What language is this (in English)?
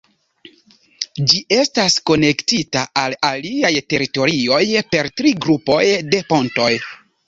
Esperanto